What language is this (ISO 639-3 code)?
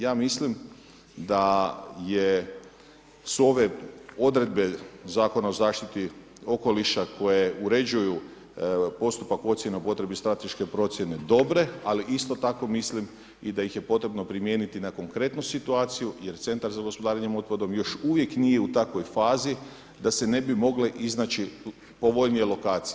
hrv